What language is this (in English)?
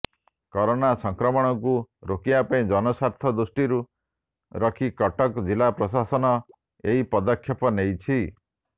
Odia